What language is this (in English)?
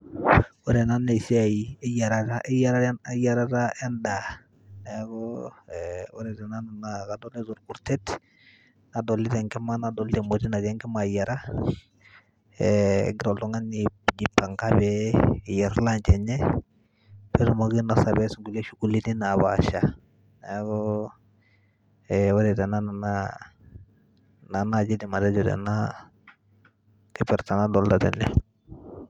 Masai